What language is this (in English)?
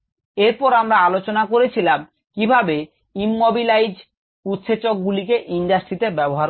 Bangla